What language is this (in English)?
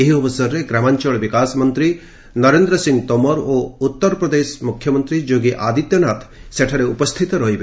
Odia